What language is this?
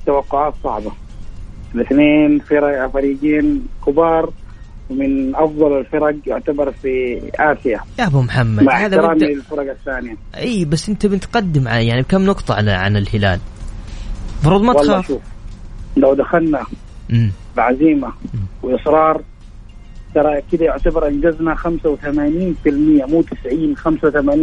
Arabic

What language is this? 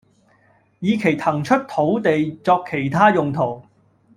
Cantonese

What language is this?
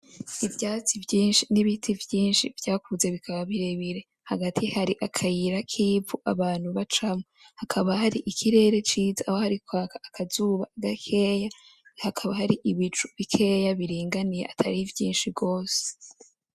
Rundi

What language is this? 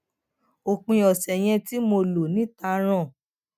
Yoruba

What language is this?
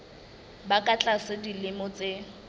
Southern Sotho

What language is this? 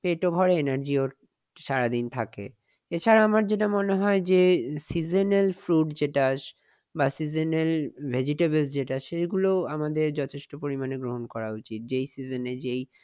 Bangla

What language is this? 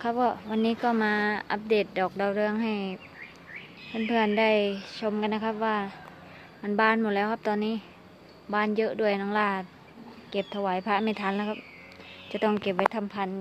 Thai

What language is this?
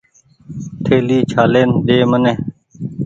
Goaria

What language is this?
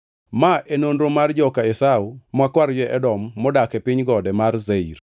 Luo (Kenya and Tanzania)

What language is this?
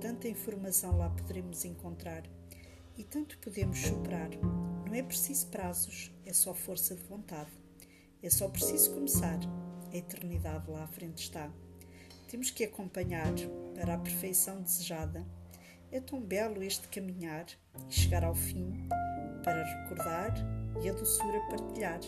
Portuguese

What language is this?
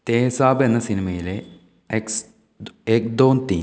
Malayalam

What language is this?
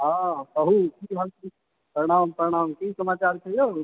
Maithili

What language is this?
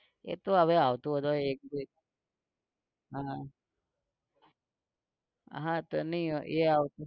Gujarati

